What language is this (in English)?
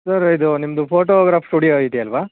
Kannada